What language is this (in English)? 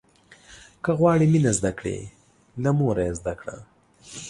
Pashto